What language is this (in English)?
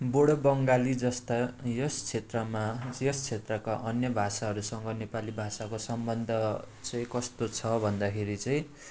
Nepali